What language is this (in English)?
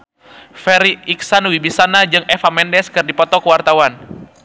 Sundanese